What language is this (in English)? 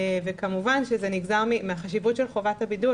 Hebrew